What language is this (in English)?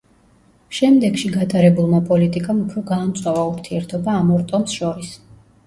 Georgian